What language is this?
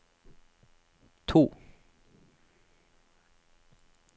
Norwegian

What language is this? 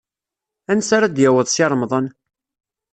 Kabyle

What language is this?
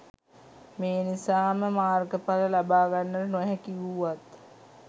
Sinhala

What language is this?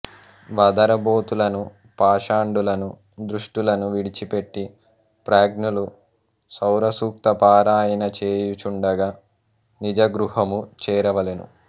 Telugu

